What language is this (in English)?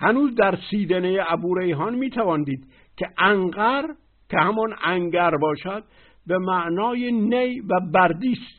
Persian